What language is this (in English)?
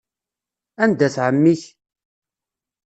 Kabyle